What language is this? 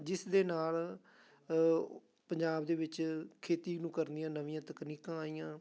Punjabi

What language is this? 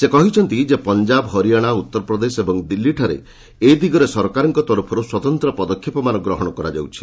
Odia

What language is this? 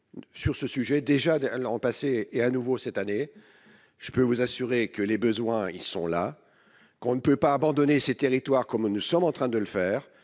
French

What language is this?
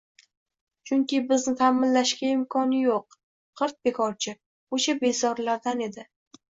Uzbek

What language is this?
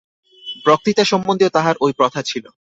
Bangla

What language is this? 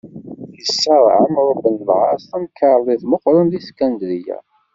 Kabyle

